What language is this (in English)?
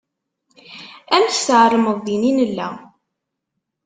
Kabyle